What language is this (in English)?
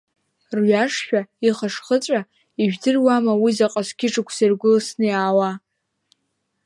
Abkhazian